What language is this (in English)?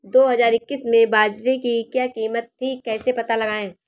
Hindi